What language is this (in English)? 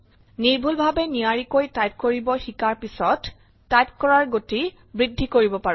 Assamese